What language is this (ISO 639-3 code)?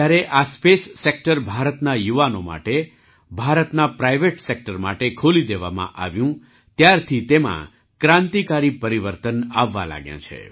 guj